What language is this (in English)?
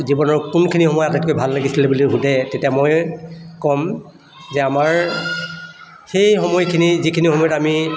Assamese